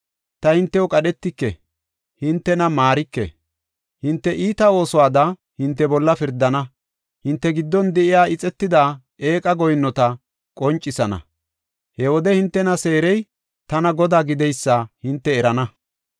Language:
Gofa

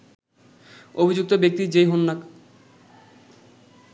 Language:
Bangla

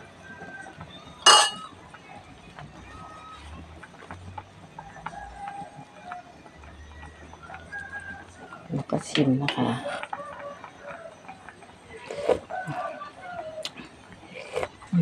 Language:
Thai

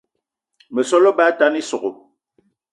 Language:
Eton (Cameroon)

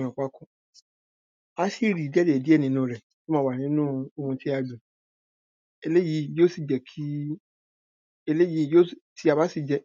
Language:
Yoruba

